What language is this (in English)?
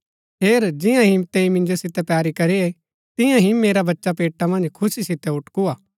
Gaddi